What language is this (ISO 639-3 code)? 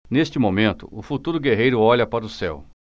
por